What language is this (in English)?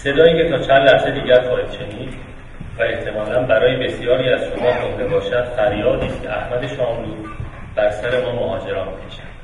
Persian